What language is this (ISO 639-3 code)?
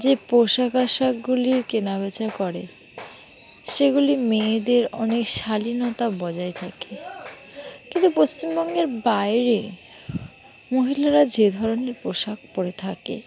ben